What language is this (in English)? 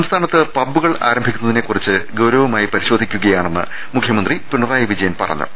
Malayalam